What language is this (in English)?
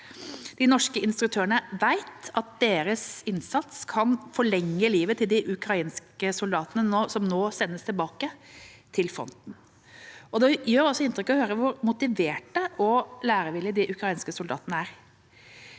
Norwegian